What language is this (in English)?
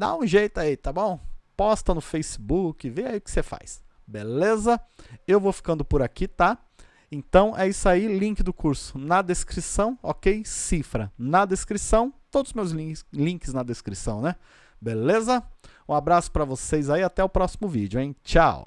Portuguese